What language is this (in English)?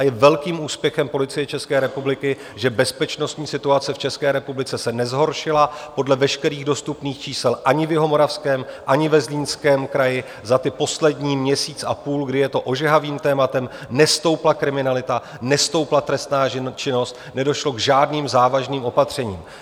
Czech